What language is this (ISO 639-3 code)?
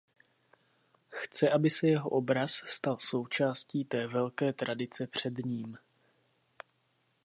ces